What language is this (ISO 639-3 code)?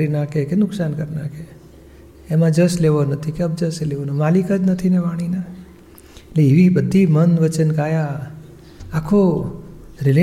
guj